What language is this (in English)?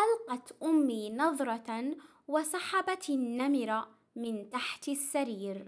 Arabic